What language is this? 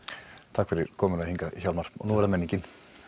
Icelandic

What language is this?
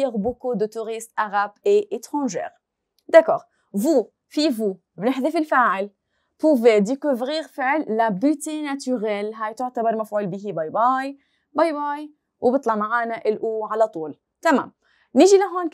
Arabic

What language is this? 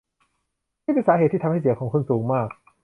Thai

